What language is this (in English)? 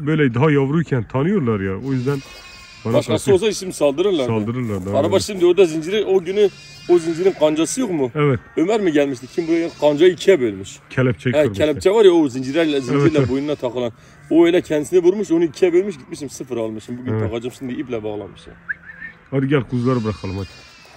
Turkish